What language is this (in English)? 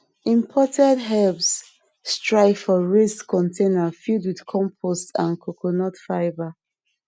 Nigerian Pidgin